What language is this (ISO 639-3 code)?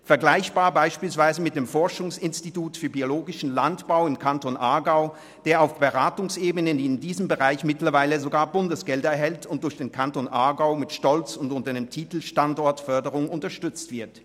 gsw